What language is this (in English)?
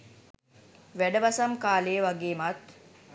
Sinhala